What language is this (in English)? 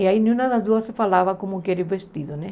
Portuguese